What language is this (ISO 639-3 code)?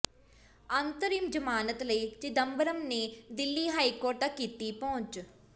pan